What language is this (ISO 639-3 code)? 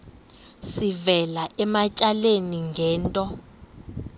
xho